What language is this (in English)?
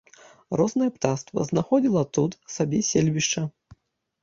Belarusian